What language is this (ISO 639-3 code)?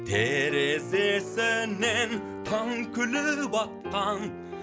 kaz